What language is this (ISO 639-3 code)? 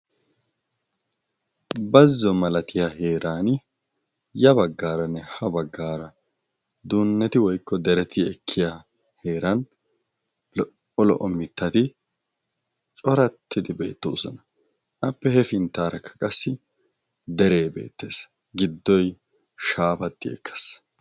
wal